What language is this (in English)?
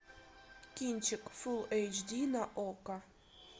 Russian